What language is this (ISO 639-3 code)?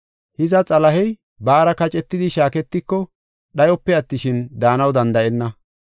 gof